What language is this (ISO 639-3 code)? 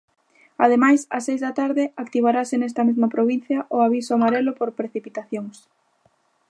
glg